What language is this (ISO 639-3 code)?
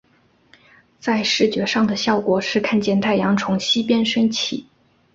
zho